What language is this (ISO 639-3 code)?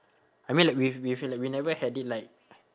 eng